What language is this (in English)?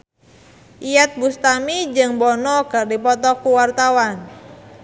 Sundanese